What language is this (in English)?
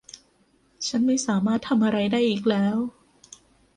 Thai